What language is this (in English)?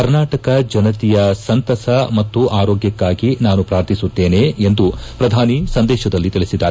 Kannada